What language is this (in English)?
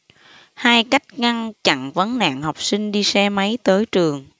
Vietnamese